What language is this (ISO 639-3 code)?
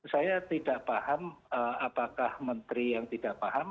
ind